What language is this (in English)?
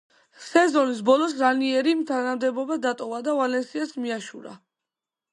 Georgian